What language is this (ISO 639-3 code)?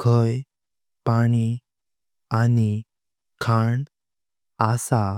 kok